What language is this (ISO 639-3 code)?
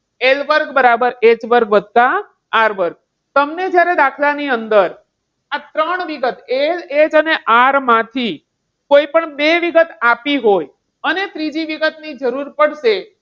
guj